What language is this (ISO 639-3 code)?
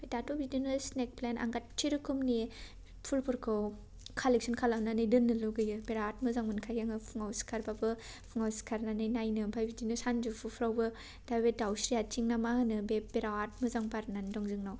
brx